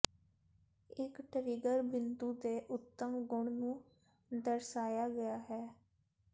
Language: Punjabi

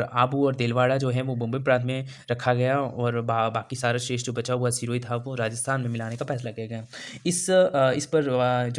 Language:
Hindi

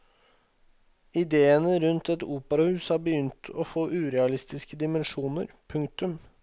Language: Norwegian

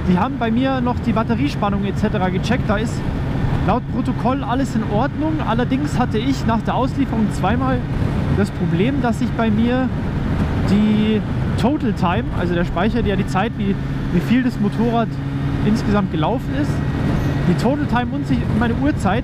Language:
German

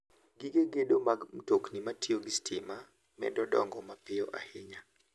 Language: Luo (Kenya and Tanzania)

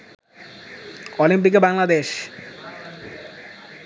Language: Bangla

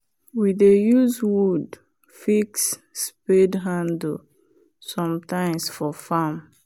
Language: Nigerian Pidgin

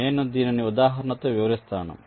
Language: Telugu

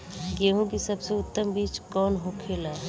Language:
Bhojpuri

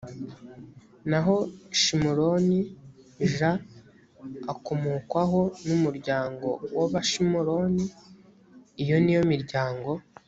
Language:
Kinyarwanda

